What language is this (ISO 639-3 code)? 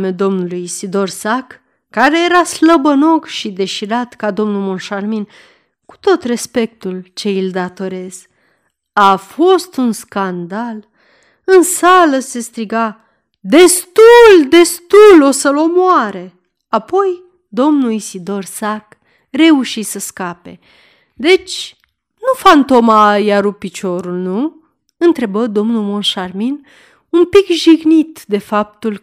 ron